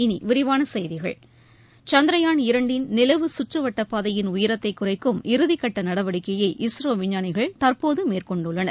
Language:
Tamil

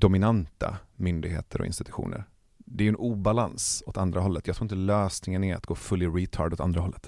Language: Swedish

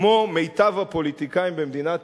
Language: Hebrew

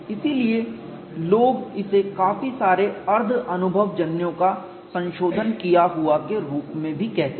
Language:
Hindi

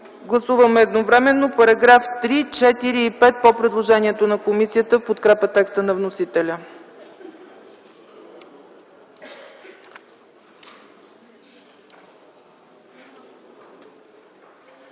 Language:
Bulgarian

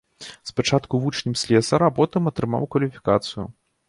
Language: Belarusian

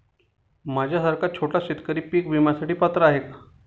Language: Marathi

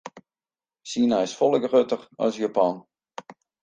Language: Western Frisian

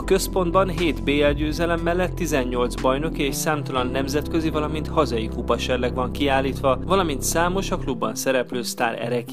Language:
Hungarian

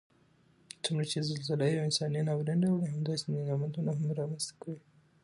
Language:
Pashto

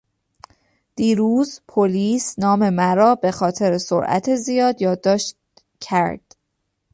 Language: Persian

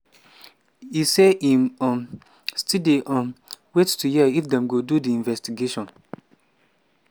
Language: Nigerian Pidgin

